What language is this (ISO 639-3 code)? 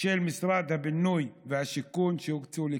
heb